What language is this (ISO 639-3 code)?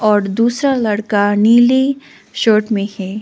hin